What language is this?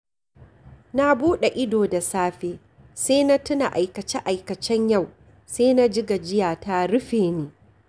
Hausa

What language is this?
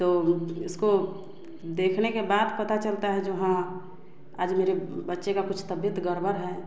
Hindi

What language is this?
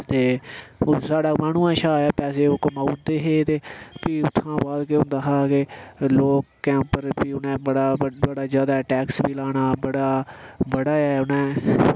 Dogri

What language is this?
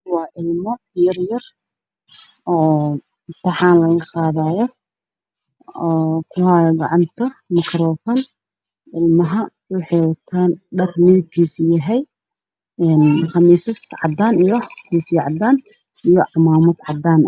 Somali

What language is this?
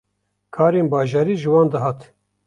Kurdish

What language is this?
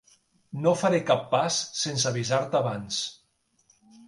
Catalan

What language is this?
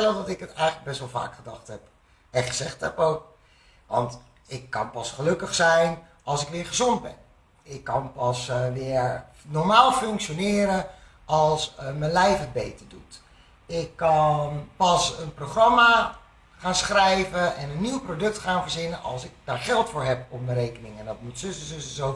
Dutch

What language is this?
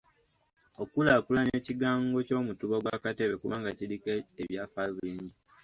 Ganda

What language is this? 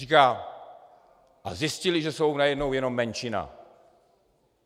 Czech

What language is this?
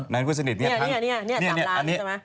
Thai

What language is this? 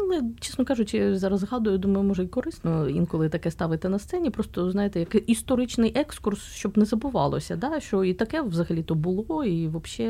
Ukrainian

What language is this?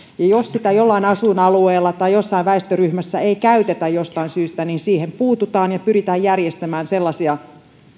Finnish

